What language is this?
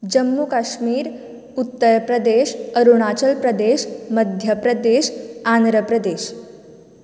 Konkani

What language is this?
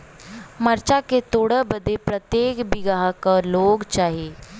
Bhojpuri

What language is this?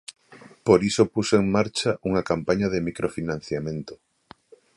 Galician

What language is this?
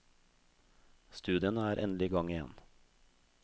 Norwegian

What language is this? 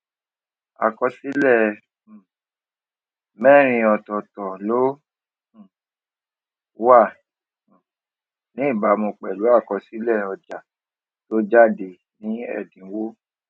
Yoruba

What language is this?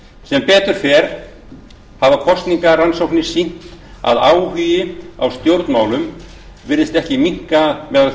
Icelandic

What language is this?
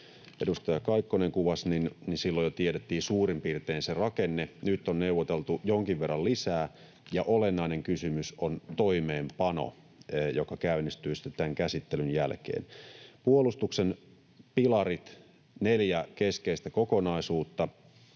Finnish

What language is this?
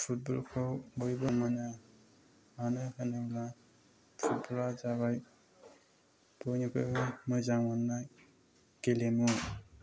Bodo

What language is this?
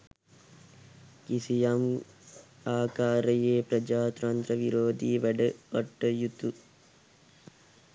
Sinhala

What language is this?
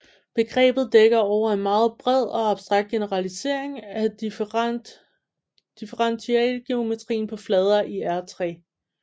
Danish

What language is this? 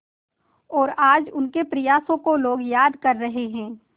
Hindi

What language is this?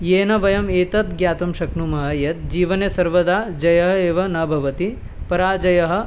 Sanskrit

